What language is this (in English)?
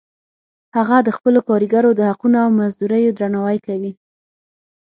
Pashto